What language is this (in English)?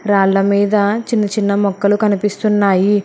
Telugu